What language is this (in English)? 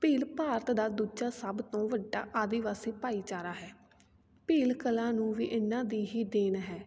Punjabi